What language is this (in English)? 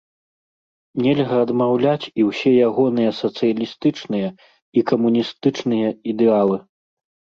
Belarusian